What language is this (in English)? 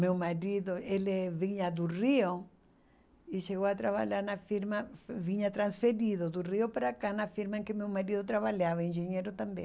Portuguese